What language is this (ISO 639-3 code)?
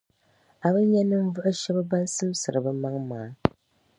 dag